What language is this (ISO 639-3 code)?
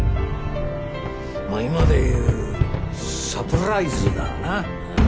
jpn